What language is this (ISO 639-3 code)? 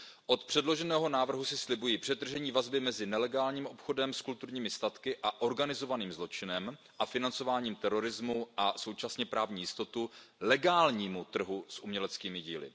ces